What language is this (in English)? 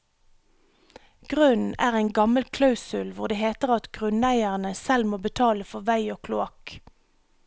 Norwegian